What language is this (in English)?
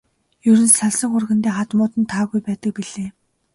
Mongolian